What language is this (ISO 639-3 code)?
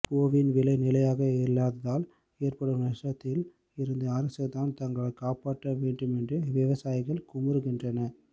tam